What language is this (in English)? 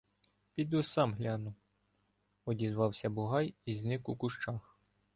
Ukrainian